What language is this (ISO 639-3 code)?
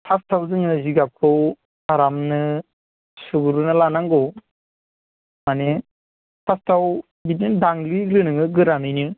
brx